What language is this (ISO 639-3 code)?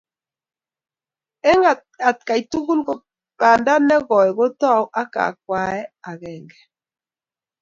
kln